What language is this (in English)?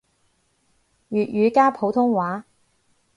Cantonese